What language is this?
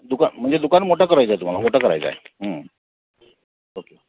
Marathi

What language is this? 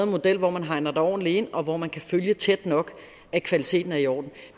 Danish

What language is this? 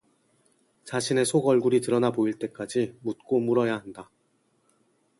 Korean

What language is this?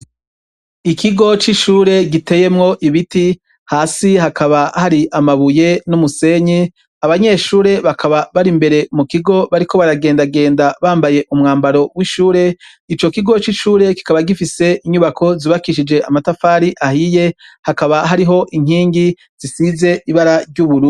Rundi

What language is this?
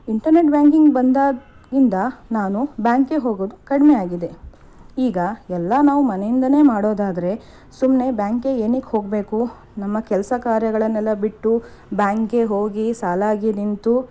Kannada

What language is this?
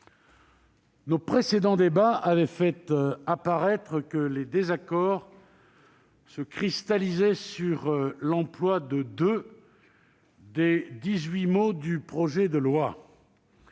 French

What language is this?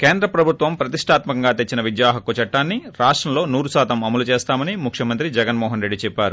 Telugu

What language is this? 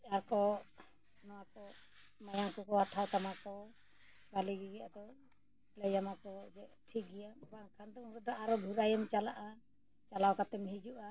Santali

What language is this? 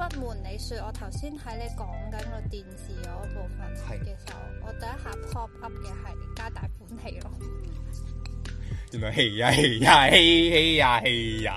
Chinese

